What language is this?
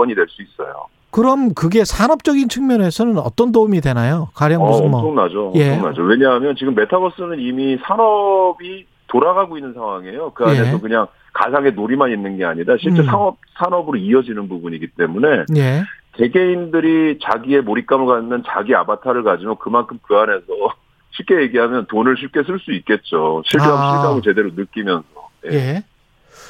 Korean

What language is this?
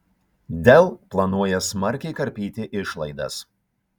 Lithuanian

